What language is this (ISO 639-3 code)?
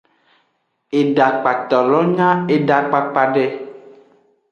ajg